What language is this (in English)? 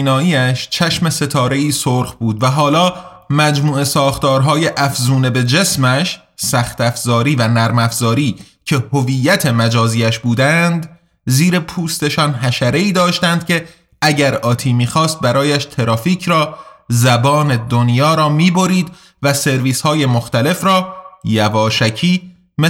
Persian